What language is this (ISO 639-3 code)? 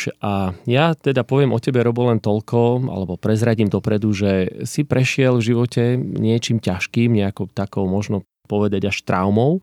slk